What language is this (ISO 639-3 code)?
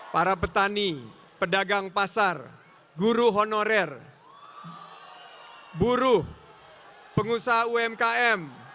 ind